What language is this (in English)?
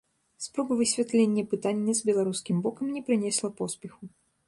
Belarusian